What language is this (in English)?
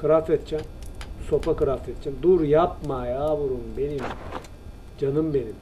Turkish